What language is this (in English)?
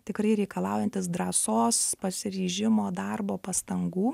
Lithuanian